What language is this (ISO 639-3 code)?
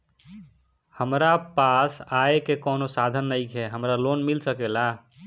bho